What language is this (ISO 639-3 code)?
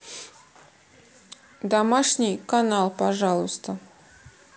rus